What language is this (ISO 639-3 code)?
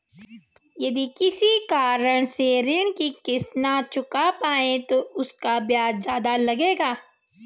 hin